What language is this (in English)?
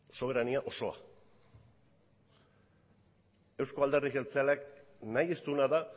Basque